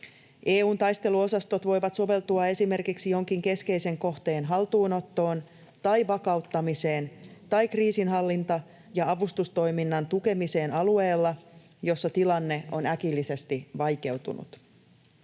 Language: Finnish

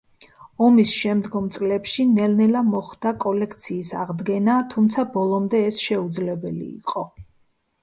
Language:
Georgian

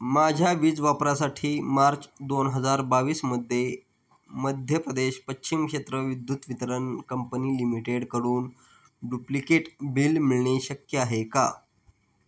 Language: Marathi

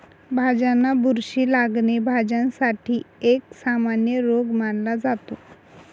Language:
Marathi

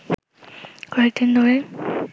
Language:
Bangla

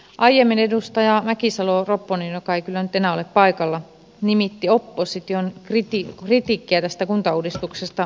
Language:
Finnish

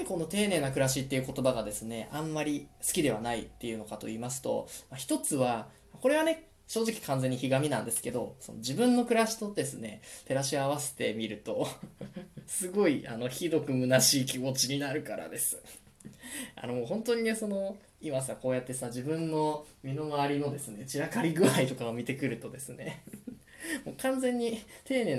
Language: Japanese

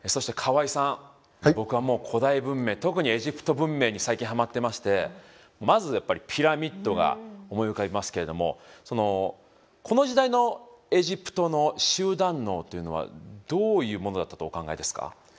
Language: Japanese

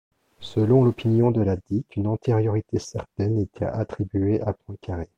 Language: French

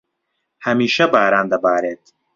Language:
Central Kurdish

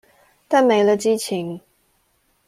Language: Chinese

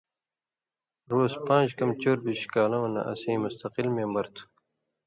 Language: Indus Kohistani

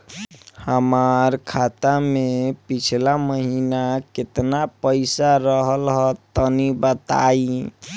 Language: Bhojpuri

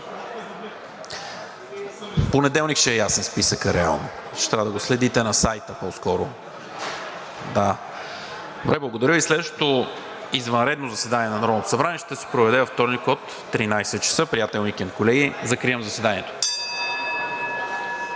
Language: Bulgarian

